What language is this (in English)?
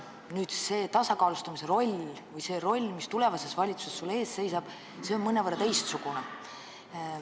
Estonian